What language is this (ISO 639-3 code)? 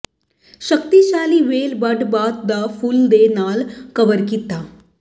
pan